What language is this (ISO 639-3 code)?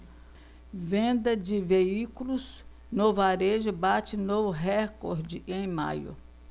por